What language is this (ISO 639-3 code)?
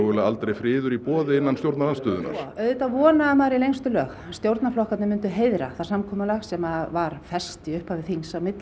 isl